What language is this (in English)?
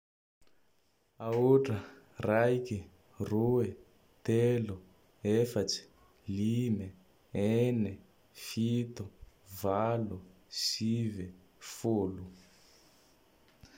Tandroy-Mahafaly Malagasy